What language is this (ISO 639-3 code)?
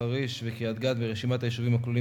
heb